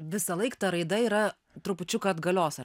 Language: Lithuanian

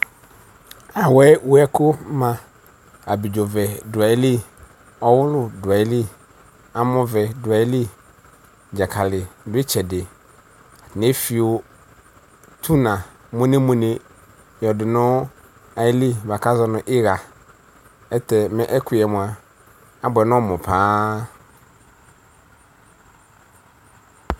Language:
Ikposo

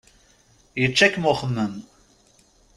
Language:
Kabyle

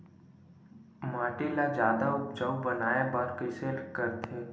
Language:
Chhattisgarhi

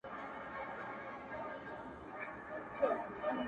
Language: Pashto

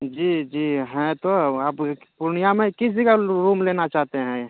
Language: Urdu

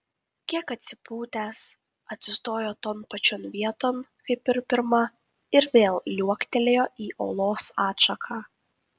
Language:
Lithuanian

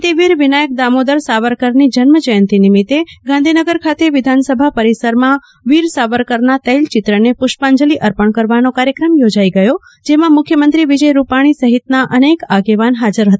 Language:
Gujarati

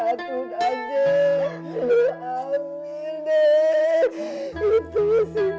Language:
Indonesian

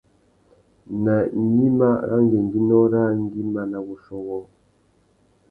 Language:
Tuki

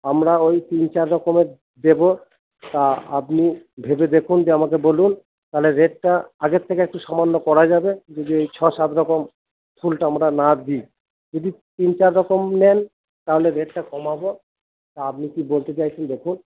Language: Bangla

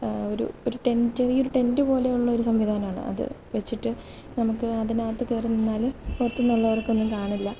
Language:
Malayalam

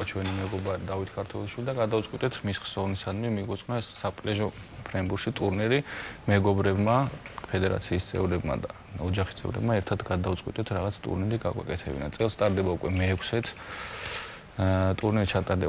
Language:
Romanian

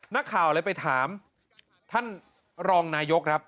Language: Thai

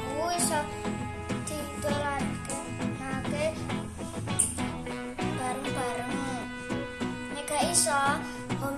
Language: Indonesian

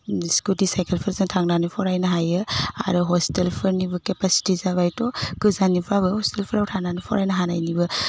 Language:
Bodo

